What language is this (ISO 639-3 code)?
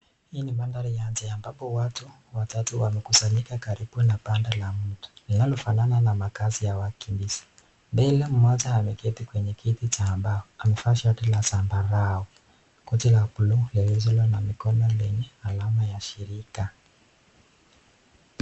swa